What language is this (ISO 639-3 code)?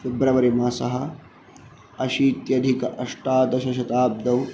san